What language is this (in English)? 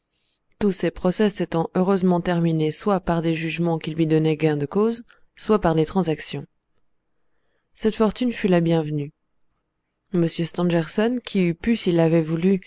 French